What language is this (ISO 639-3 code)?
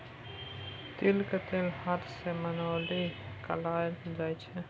mai